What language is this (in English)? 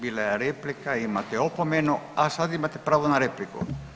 Croatian